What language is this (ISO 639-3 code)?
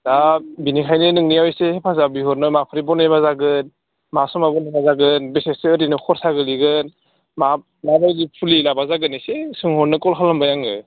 brx